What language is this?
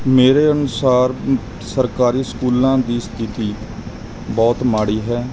Punjabi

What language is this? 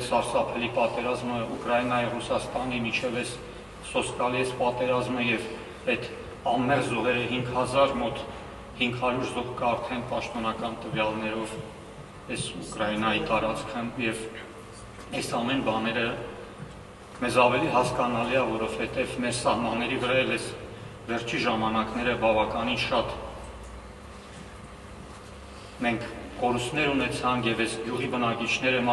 Romanian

